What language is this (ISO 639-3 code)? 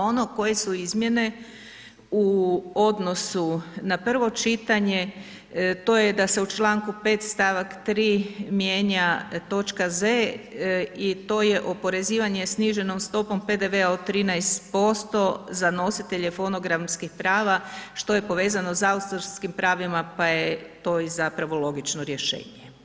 hrv